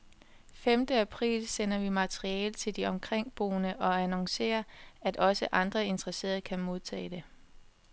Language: Danish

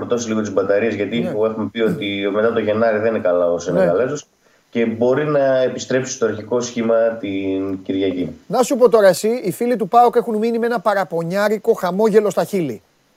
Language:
Greek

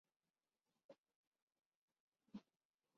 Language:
Urdu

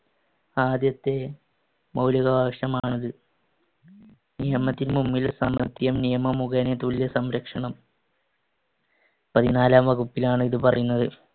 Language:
Malayalam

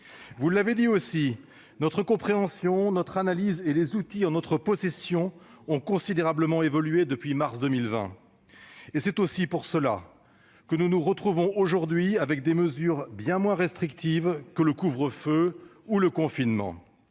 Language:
French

